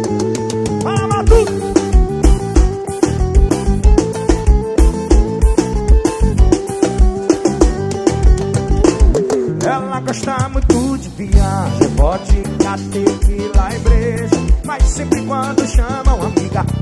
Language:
Portuguese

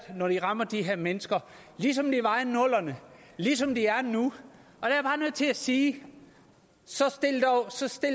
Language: Danish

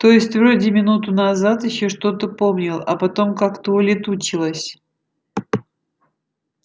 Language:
Russian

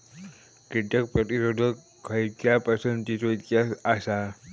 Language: Marathi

